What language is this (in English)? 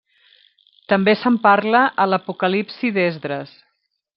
Catalan